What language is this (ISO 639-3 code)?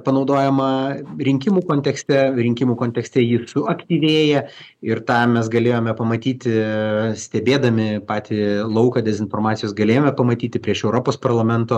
lit